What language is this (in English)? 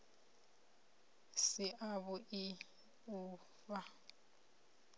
Venda